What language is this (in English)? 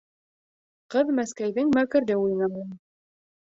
Bashkir